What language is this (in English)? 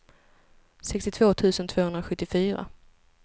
Swedish